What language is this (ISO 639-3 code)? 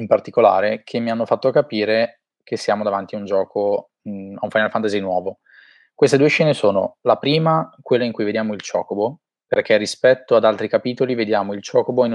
ita